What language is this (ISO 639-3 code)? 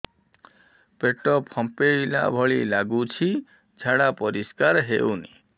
ori